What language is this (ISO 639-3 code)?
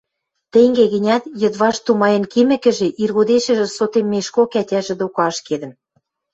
mrj